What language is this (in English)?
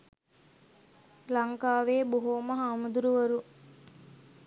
Sinhala